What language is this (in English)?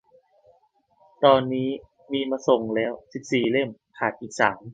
Thai